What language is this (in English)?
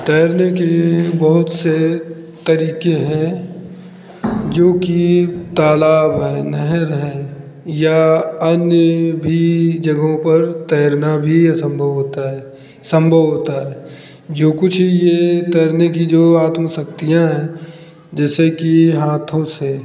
Hindi